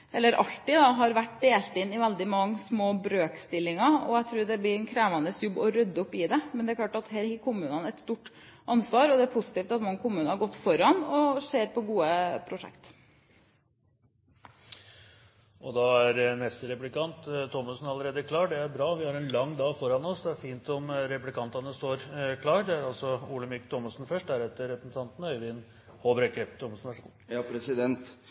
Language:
Norwegian Bokmål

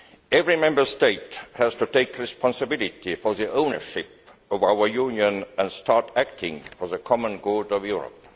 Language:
English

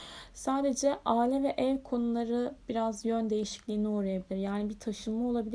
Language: Turkish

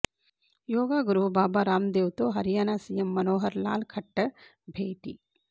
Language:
Telugu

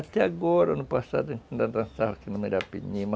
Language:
Portuguese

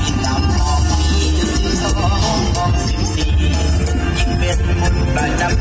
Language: Thai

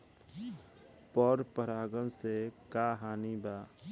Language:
Bhojpuri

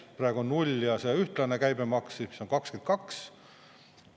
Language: Estonian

